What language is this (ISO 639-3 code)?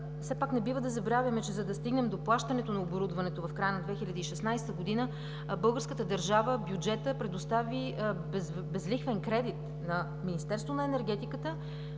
bul